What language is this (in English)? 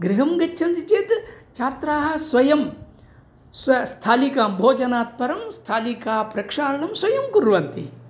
Sanskrit